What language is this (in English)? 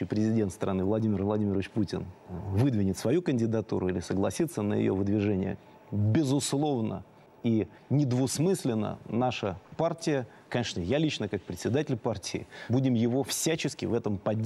Russian